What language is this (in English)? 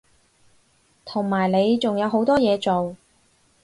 Cantonese